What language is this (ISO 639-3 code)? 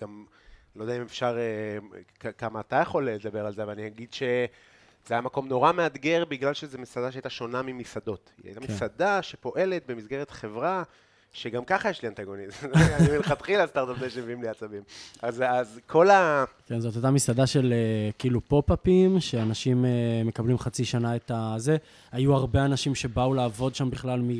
heb